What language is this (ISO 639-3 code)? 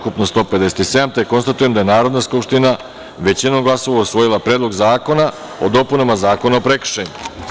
srp